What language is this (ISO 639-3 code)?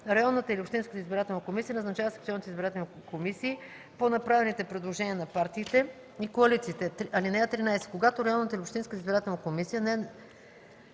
bul